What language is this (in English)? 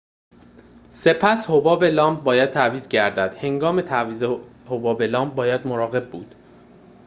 Persian